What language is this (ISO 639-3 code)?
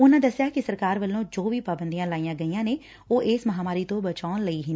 pan